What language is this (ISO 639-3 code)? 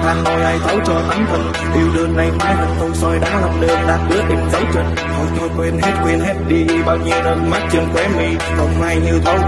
vie